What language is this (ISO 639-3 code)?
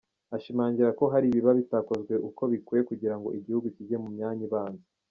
kin